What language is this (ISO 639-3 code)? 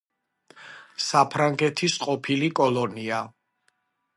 kat